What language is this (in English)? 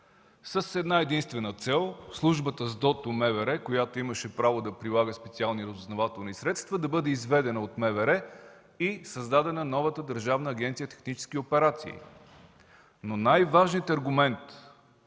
Bulgarian